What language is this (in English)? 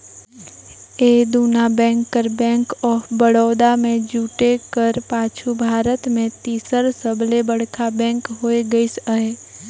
Chhattisgarhi